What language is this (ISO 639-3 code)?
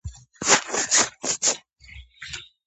kat